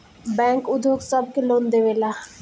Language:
Bhojpuri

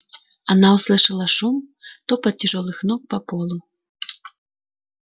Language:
Russian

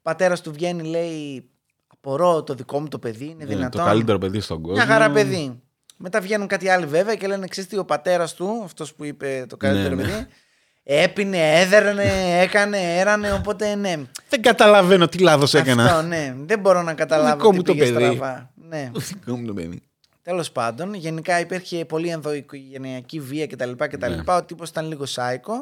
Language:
Greek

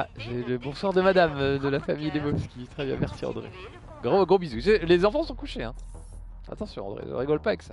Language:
French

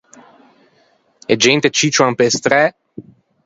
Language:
Ligurian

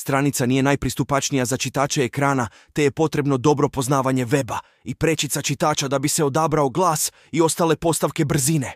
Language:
Croatian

